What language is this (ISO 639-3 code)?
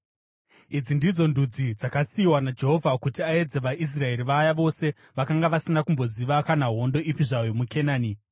sna